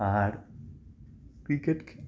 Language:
Bangla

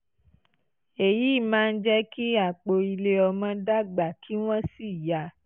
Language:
Yoruba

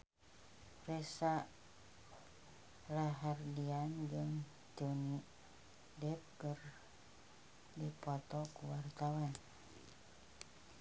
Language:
Sundanese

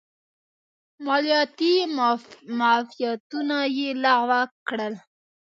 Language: Pashto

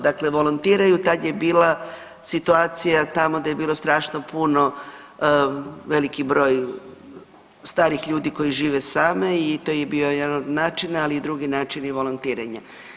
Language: Croatian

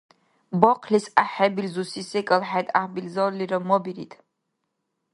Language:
Dargwa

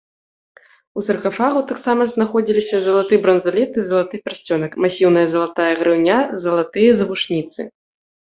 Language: Belarusian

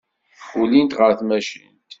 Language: Kabyle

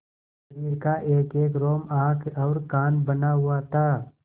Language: Hindi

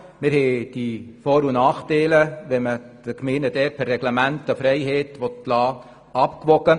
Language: Swiss German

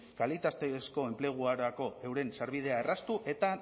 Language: Basque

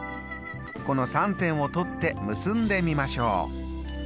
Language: Japanese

